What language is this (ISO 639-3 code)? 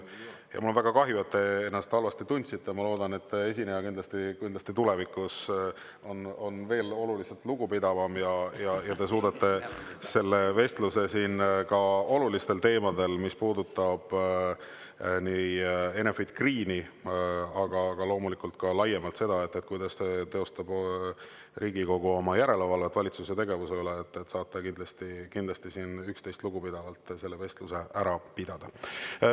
est